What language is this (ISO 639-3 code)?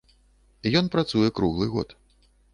bel